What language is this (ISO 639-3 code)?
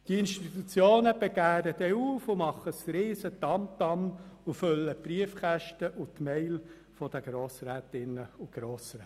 gsw